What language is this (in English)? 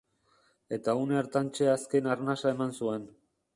Basque